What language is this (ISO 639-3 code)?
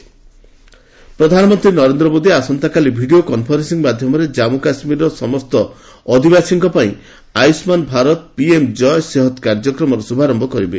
ori